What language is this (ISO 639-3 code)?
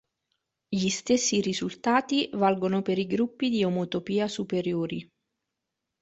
ita